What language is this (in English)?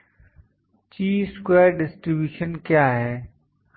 Hindi